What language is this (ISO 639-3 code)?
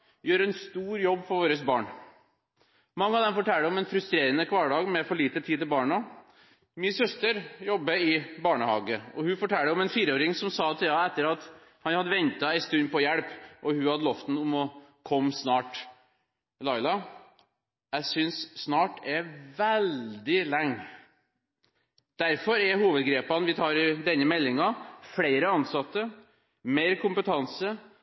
nob